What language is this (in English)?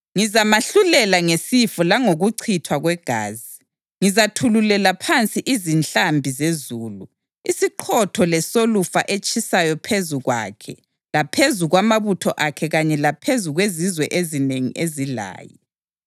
North Ndebele